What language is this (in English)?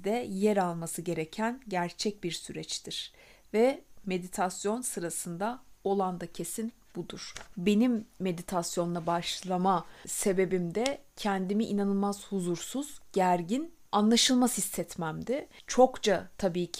Turkish